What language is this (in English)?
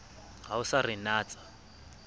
Southern Sotho